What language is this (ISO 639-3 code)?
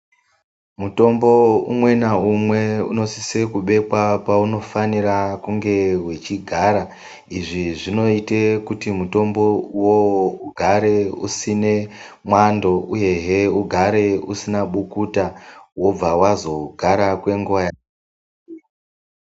ndc